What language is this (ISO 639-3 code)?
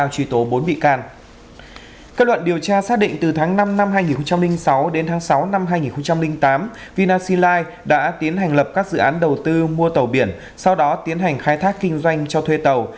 vie